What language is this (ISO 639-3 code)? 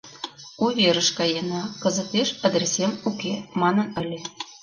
chm